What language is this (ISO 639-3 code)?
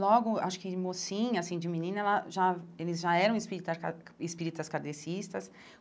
por